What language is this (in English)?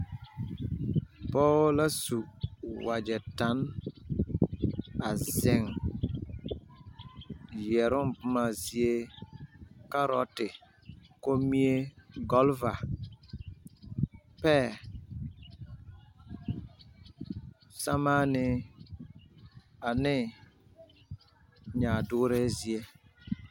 Southern Dagaare